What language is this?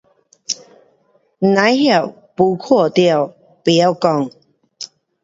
Pu-Xian Chinese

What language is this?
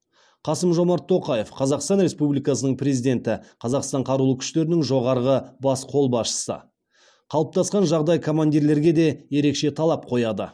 Kazakh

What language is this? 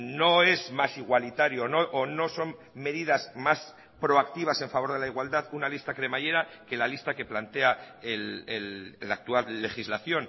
Spanish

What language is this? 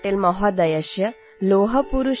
Assamese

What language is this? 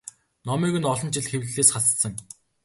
Mongolian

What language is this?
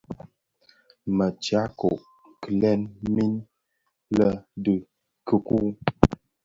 Bafia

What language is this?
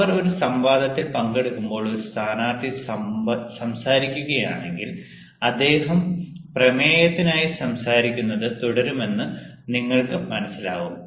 Malayalam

